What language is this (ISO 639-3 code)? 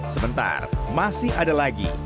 ind